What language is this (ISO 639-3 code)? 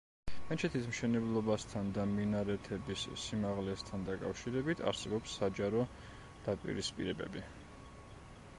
kat